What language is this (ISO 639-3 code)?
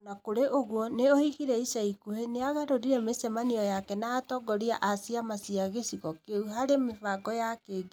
kik